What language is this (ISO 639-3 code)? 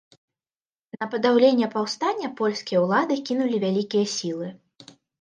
bel